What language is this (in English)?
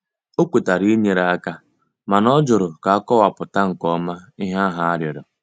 Igbo